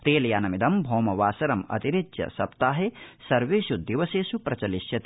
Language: Sanskrit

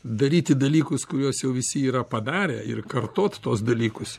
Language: Lithuanian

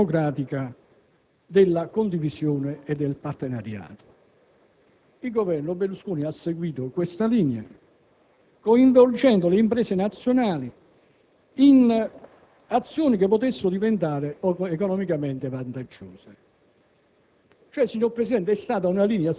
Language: Italian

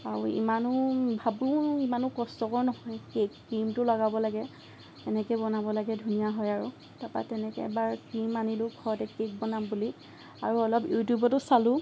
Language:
Assamese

